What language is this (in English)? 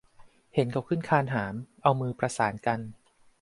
Thai